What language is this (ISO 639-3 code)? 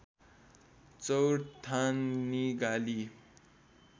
nep